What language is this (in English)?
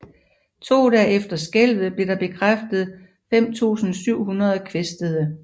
Danish